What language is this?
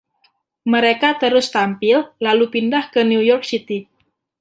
Indonesian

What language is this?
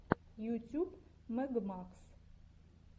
Russian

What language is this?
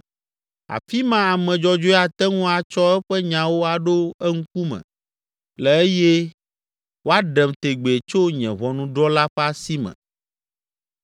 Ewe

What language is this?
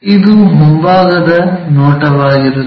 Kannada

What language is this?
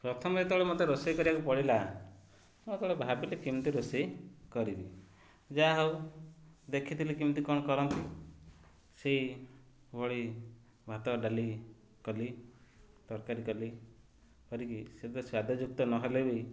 Odia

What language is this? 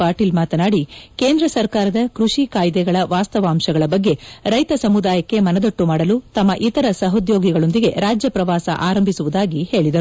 Kannada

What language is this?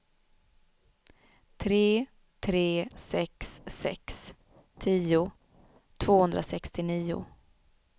Swedish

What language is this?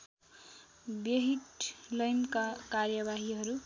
Nepali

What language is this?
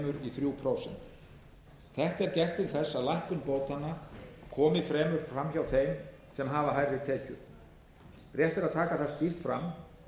Icelandic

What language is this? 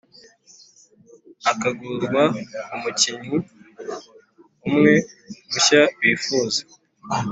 Kinyarwanda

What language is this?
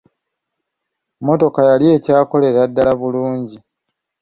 Ganda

